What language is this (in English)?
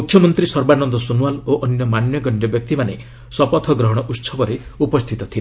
Odia